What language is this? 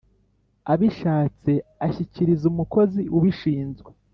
Kinyarwanda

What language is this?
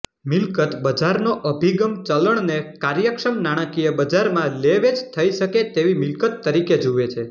Gujarati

